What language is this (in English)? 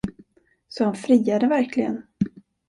Swedish